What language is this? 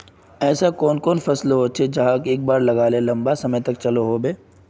Magahi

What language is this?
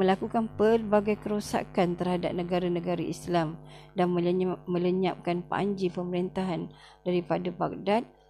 Malay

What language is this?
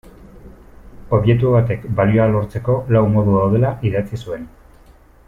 Basque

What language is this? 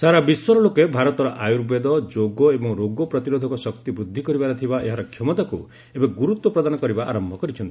Odia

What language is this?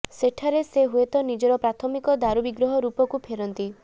Odia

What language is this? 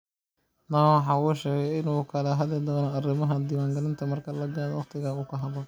Somali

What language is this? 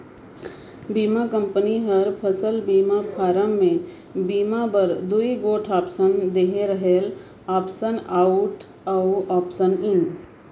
Chhattisgarhi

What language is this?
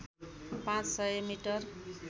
Nepali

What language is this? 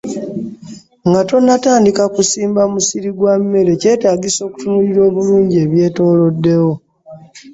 Ganda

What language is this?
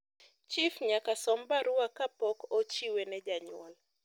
Luo (Kenya and Tanzania)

